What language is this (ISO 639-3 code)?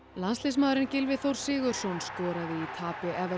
isl